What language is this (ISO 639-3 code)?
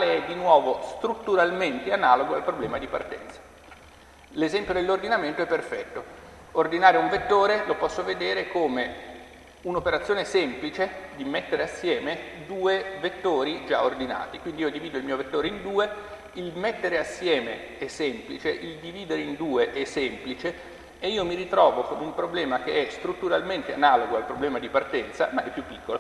ita